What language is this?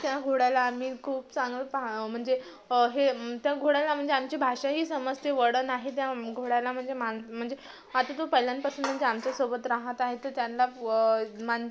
Marathi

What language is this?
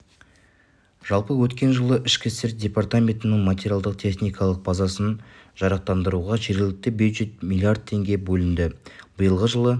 Kazakh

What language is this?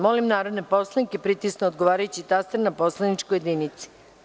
Serbian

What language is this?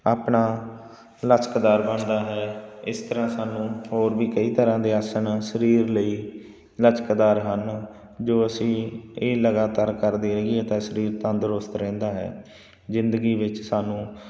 Punjabi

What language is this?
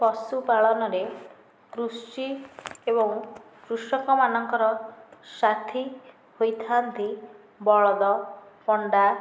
Odia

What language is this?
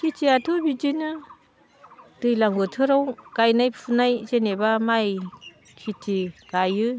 Bodo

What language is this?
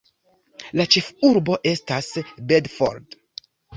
Esperanto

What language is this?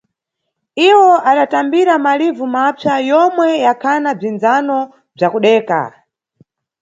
Nyungwe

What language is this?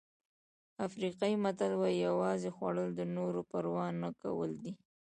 Pashto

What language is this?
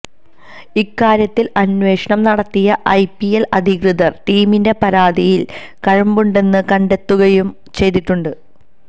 Malayalam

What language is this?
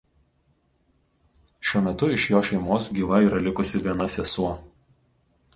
Lithuanian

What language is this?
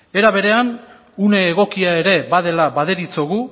Basque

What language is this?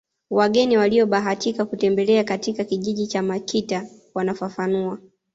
Swahili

